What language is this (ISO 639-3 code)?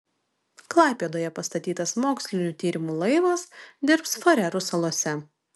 lit